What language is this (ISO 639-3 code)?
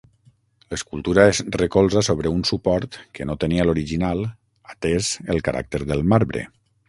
cat